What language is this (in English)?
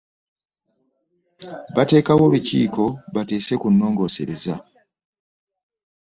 Ganda